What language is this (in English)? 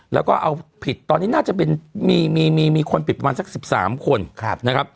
Thai